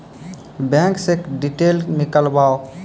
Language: Maithili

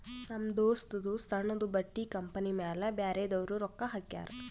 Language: Kannada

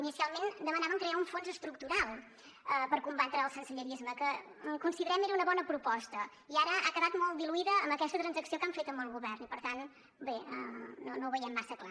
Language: Catalan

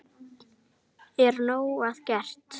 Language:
Icelandic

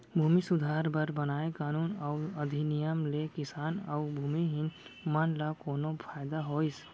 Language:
Chhattisgarhi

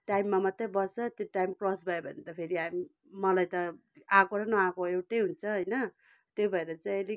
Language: Nepali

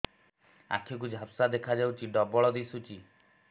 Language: Odia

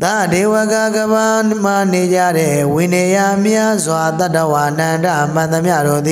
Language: Vietnamese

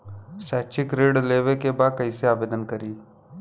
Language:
Bhojpuri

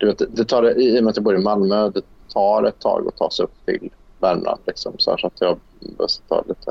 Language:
Swedish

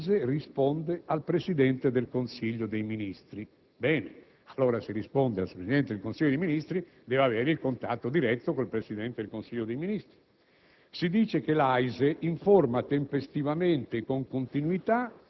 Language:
Italian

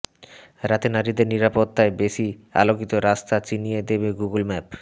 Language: Bangla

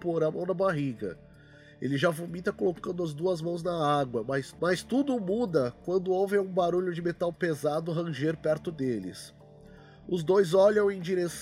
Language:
Portuguese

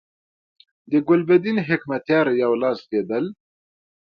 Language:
Pashto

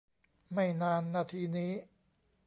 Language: Thai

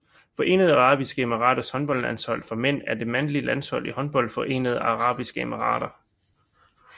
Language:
Danish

